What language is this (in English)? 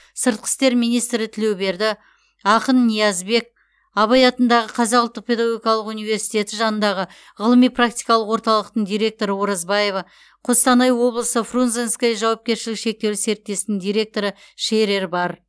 Kazakh